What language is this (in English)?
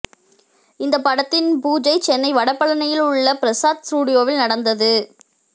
Tamil